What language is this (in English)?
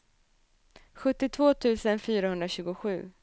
Swedish